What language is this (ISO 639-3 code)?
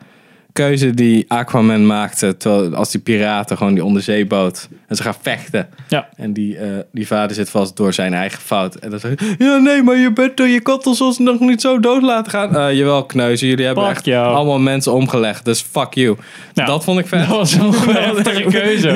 nld